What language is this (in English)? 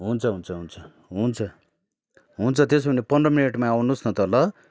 Nepali